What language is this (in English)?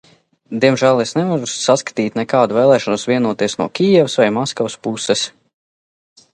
Latvian